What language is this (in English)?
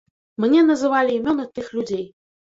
Belarusian